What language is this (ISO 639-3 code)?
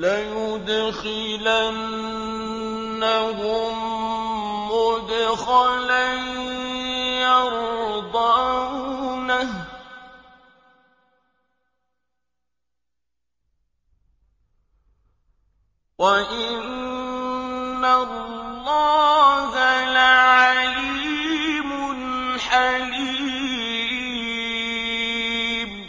ara